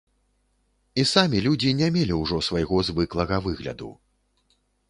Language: Belarusian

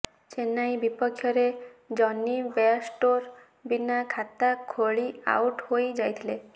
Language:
Odia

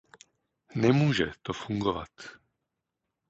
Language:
Czech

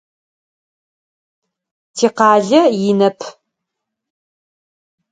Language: Adyghe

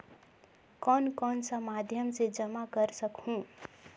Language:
Chhattisgarhi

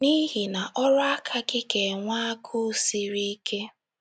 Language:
Igbo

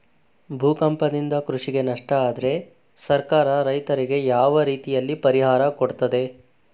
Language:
Kannada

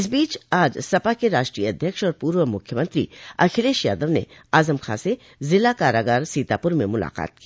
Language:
Hindi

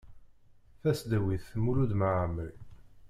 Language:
Kabyle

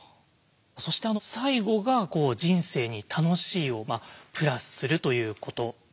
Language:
Japanese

